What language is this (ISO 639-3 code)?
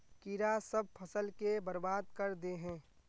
mag